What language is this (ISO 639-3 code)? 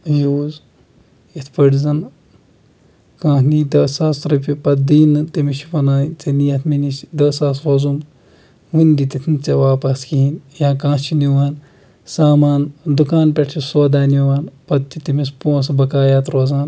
kas